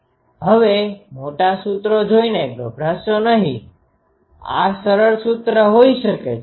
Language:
Gujarati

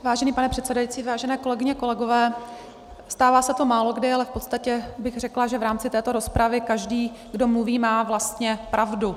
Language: Czech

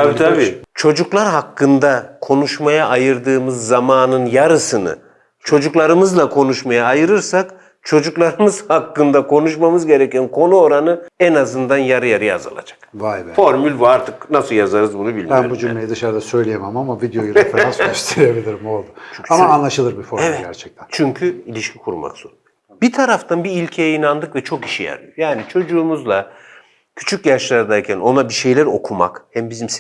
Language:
Turkish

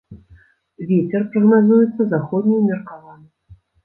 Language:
Belarusian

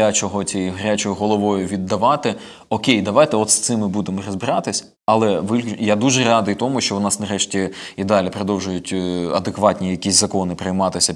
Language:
Ukrainian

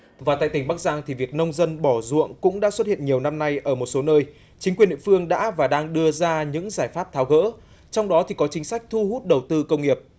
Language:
Vietnamese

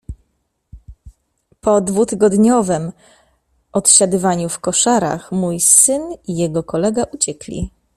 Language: Polish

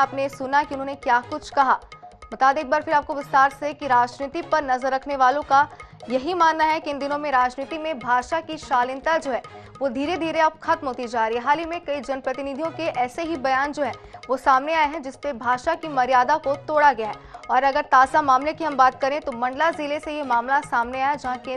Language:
Hindi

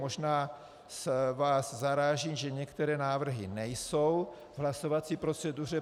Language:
Czech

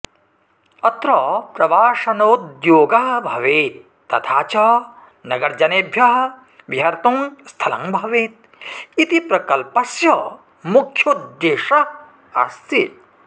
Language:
Sanskrit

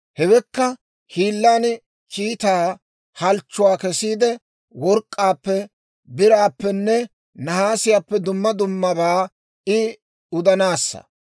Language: Dawro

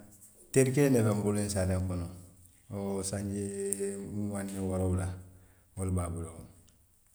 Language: Western Maninkakan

